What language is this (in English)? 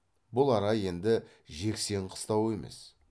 Kazakh